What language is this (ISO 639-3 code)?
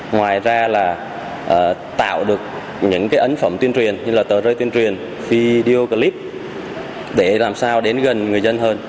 vie